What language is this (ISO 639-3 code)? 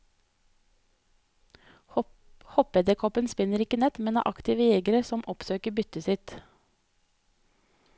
nor